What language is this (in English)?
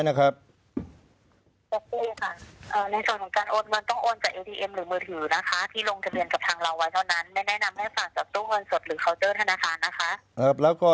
Thai